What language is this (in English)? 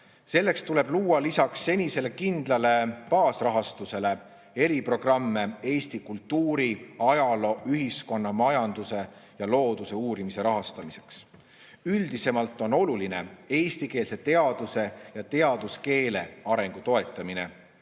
Estonian